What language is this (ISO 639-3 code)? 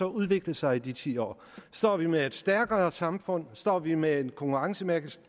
dan